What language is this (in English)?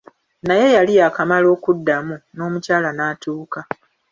Ganda